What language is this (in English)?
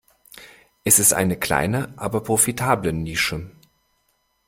German